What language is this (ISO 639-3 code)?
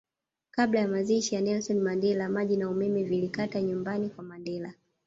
swa